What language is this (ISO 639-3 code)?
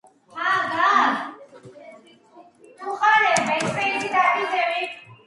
kat